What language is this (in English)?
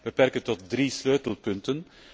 Dutch